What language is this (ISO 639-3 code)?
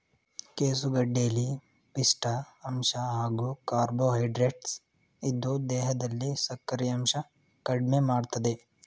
kan